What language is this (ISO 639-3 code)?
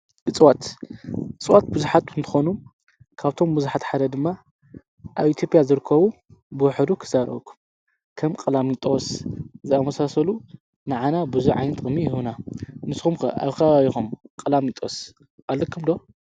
tir